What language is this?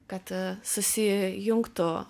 Lithuanian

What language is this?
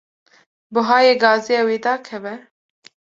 Kurdish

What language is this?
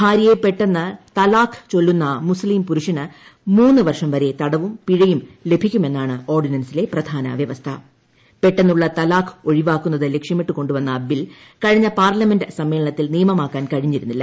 Malayalam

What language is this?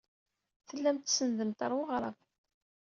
Kabyle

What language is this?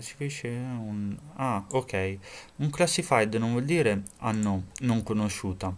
Italian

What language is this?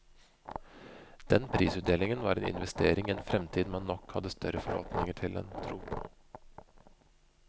Norwegian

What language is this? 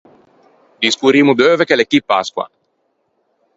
Ligurian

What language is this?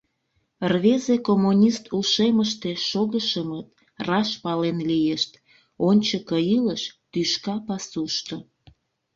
Mari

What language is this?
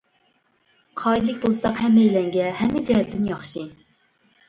Uyghur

